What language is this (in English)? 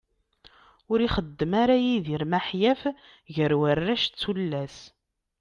Kabyle